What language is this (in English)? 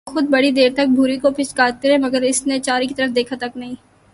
Urdu